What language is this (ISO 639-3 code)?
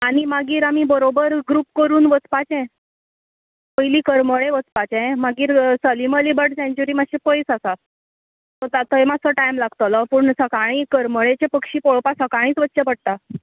kok